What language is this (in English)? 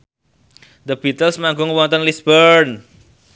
Javanese